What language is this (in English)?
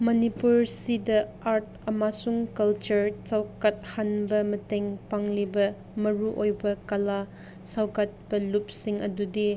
Manipuri